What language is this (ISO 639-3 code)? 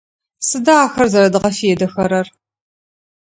ady